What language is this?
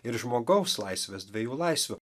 Lithuanian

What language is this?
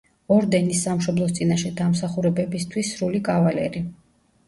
Georgian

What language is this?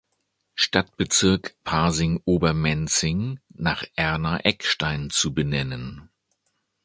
German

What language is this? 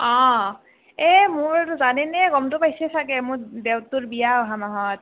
Assamese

